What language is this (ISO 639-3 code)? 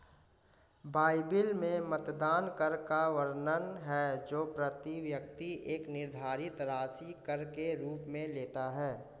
hin